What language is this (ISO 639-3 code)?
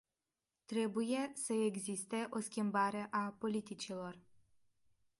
ron